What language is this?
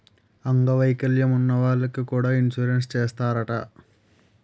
Telugu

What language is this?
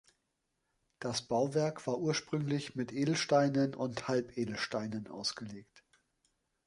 German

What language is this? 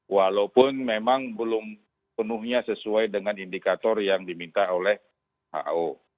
Indonesian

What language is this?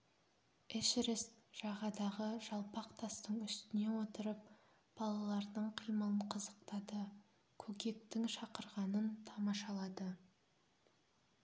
Kazakh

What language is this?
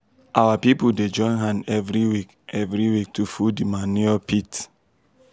Nigerian Pidgin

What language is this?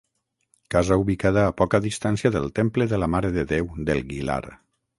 Catalan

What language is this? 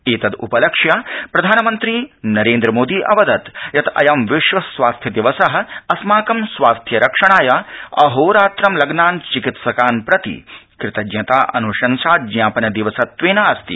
Sanskrit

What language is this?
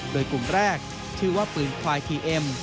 Thai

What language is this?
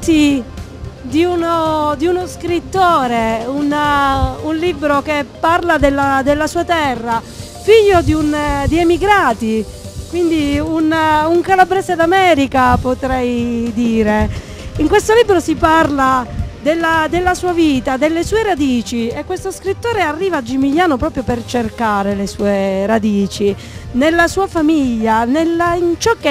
Italian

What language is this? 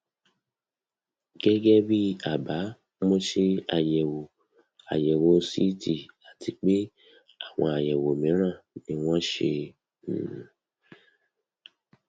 Yoruba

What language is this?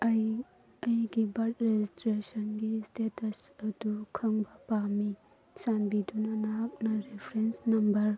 Manipuri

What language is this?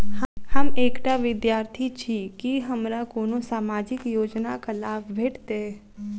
Maithili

